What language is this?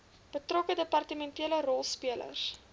Afrikaans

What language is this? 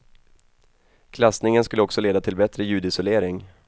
Swedish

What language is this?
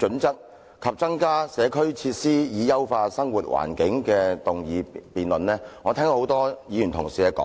Cantonese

